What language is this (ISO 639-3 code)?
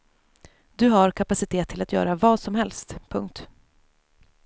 swe